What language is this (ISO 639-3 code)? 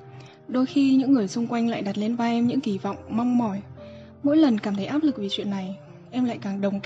vie